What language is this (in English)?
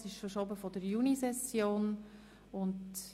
Swiss German